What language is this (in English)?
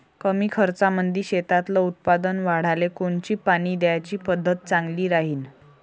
Marathi